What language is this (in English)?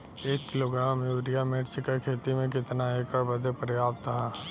Bhojpuri